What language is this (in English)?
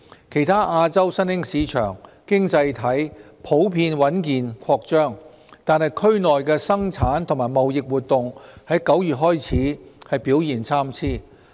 Cantonese